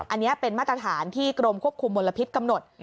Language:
Thai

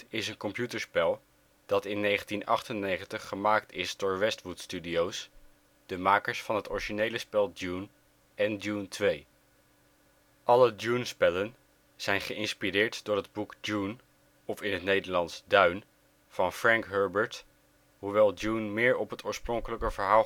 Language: Dutch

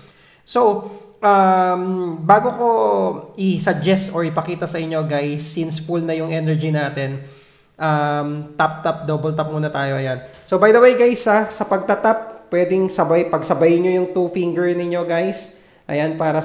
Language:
Filipino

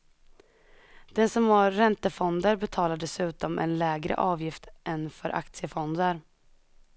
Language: Swedish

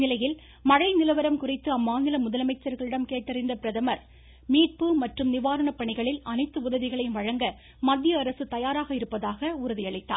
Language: Tamil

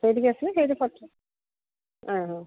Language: Odia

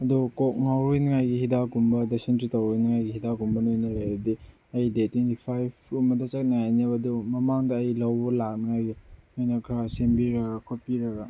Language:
Manipuri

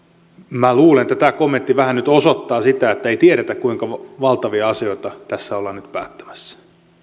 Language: Finnish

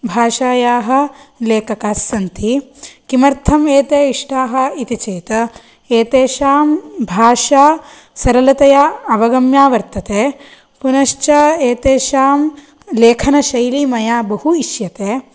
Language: Sanskrit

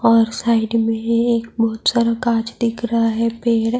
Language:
Urdu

